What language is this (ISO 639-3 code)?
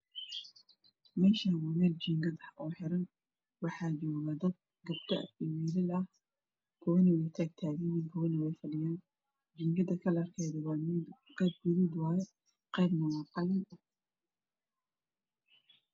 som